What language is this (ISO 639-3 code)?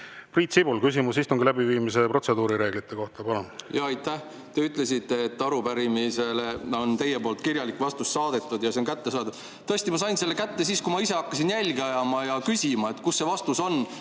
est